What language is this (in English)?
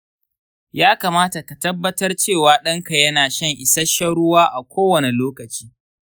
Hausa